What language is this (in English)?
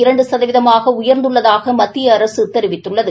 Tamil